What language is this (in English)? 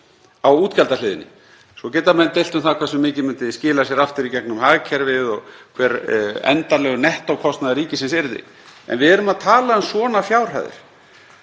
Icelandic